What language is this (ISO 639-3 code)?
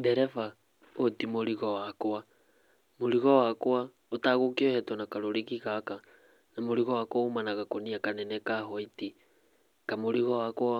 kik